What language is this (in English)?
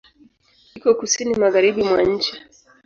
Swahili